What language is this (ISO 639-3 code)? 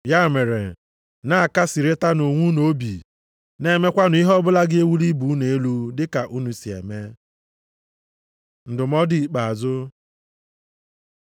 ibo